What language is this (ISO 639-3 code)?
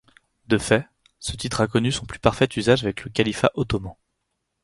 fra